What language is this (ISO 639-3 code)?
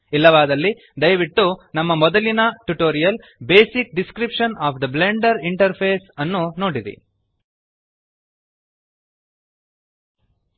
kan